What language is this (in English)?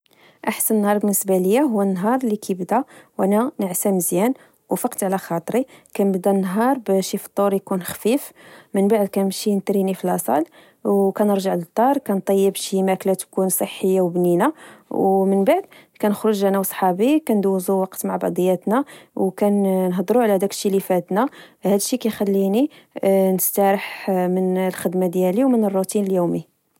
Moroccan Arabic